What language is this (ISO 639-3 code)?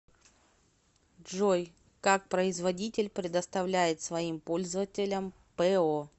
rus